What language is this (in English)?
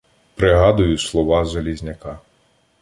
Ukrainian